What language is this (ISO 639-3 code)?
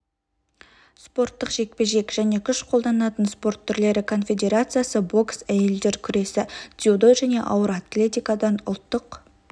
kaz